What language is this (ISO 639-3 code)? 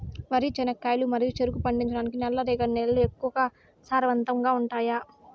tel